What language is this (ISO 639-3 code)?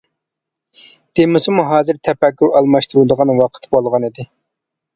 uig